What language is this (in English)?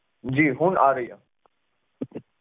Punjabi